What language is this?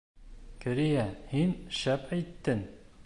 Bashkir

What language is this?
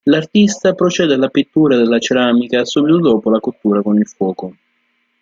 Italian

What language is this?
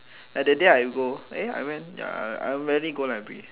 English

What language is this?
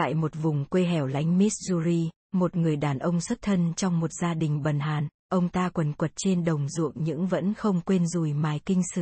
Vietnamese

